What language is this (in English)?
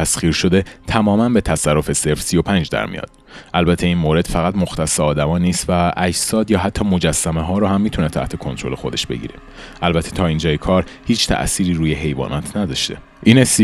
Persian